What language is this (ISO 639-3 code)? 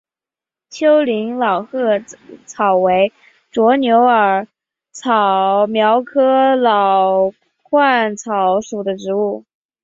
zho